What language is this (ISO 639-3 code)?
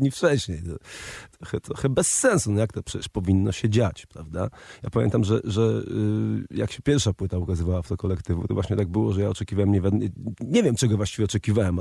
pol